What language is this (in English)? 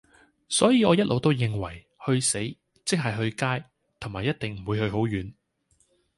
Cantonese